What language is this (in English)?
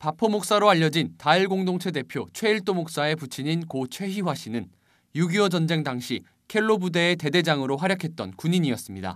Korean